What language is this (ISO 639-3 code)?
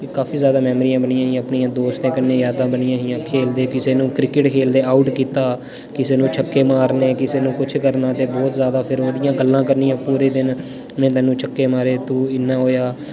doi